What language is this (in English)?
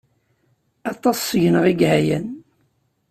Kabyle